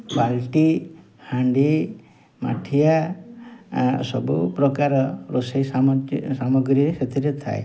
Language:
Odia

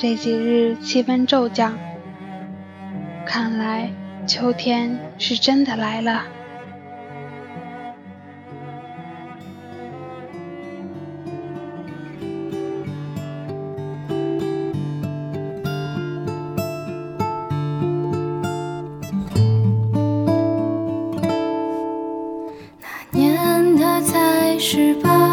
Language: Chinese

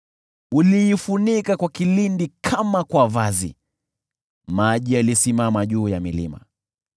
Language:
Swahili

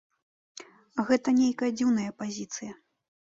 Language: Belarusian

